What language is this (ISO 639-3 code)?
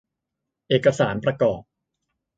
tha